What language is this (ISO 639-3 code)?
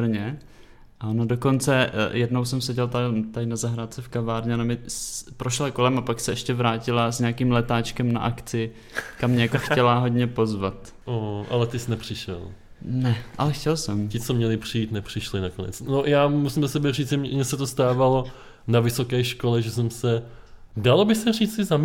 ces